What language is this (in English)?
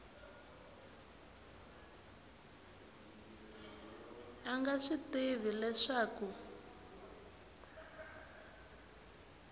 Tsonga